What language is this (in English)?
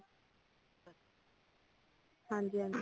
Punjabi